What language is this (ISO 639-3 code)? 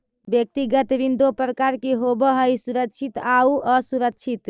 mag